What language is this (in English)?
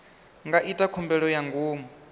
Venda